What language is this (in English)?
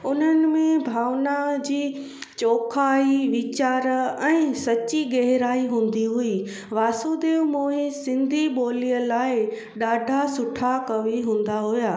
Sindhi